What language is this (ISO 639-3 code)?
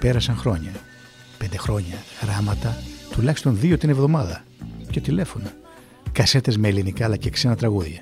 ell